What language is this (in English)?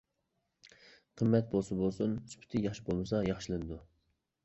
Uyghur